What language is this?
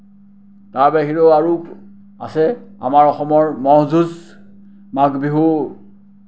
Assamese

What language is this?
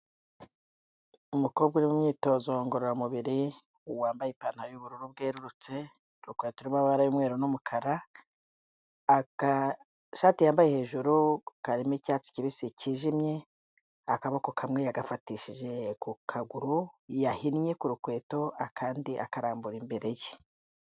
Kinyarwanda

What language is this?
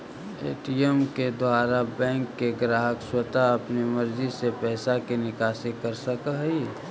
Magahi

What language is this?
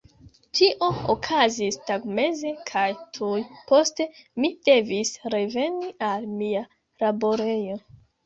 Esperanto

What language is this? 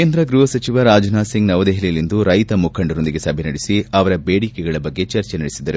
Kannada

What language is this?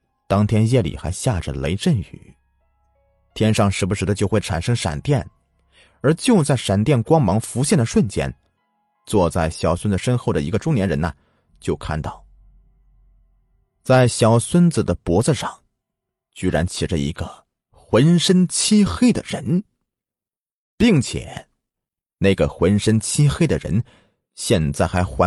Chinese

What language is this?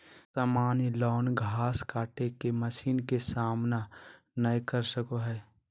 Magahi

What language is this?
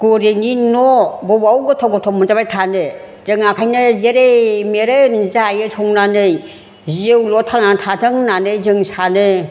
Bodo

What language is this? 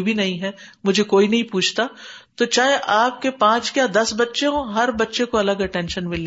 Urdu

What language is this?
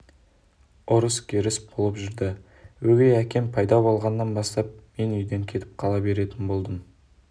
Kazakh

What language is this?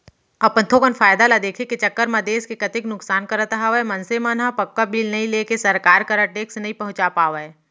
Chhattisgarhi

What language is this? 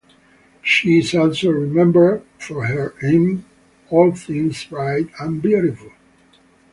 English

